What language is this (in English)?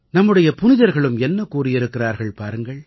Tamil